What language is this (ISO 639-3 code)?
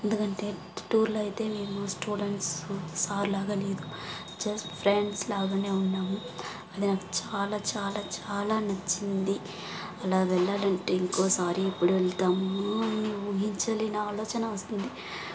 tel